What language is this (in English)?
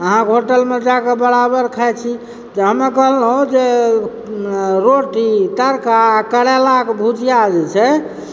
Maithili